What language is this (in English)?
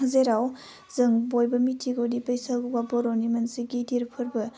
Bodo